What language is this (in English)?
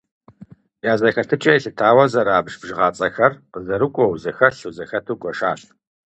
Kabardian